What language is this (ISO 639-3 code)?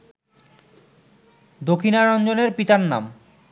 ben